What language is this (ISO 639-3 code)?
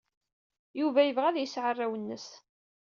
kab